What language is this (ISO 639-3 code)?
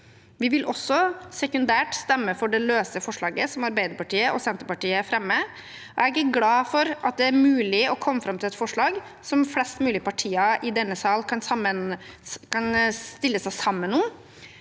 nor